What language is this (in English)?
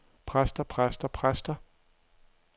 Danish